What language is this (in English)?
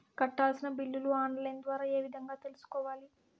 Telugu